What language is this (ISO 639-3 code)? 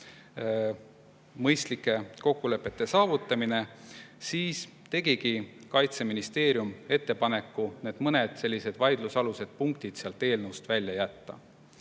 est